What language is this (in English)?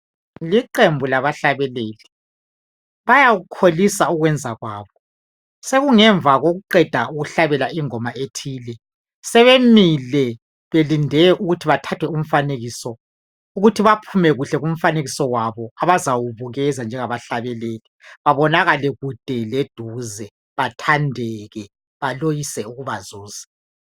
North Ndebele